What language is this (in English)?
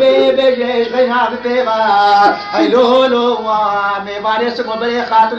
Arabic